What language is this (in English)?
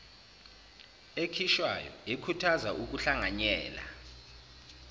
Zulu